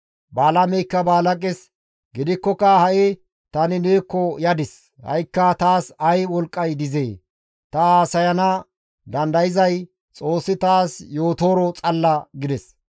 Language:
Gamo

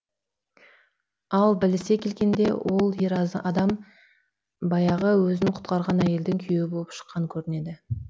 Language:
Kazakh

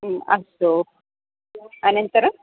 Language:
Sanskrit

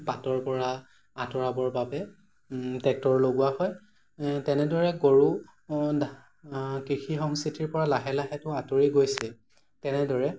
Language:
Assamese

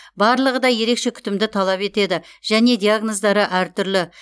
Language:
Kazakh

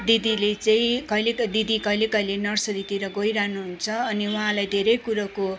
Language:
Nepali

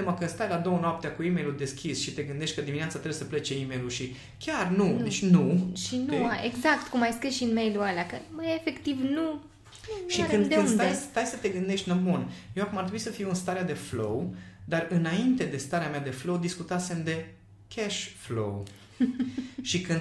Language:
Romanian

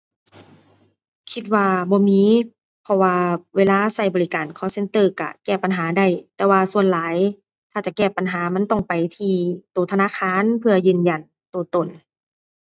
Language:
Thai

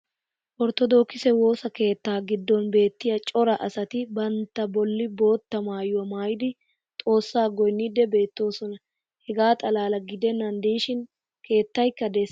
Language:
Wolaytta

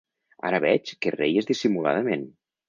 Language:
Catalan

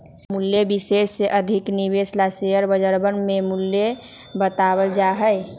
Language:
Magahi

